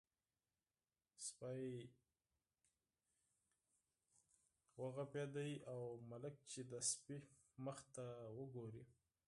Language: Pashto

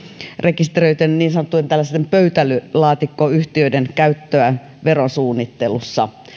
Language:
Finnish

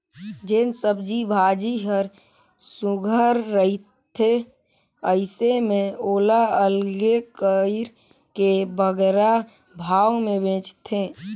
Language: Chhattisgarhi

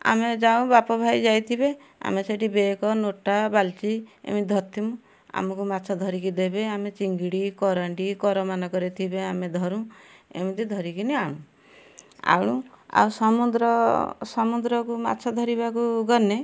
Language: Odia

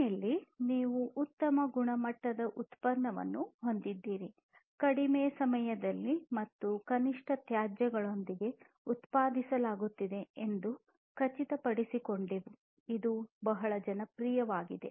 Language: Kannada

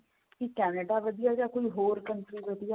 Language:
Punjabi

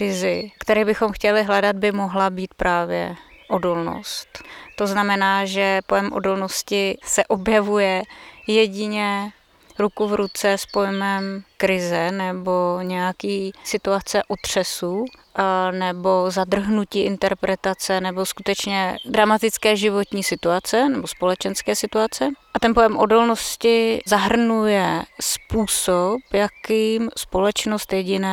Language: Czech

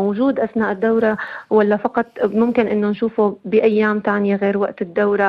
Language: Arabic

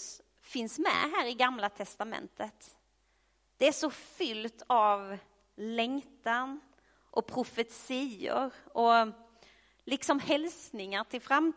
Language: Swedish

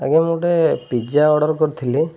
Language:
Odia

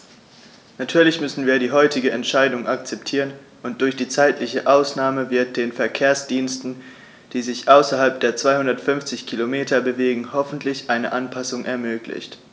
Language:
German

